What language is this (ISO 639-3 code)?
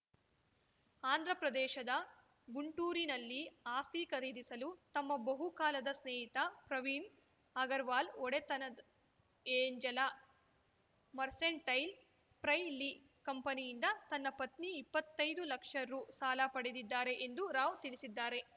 kan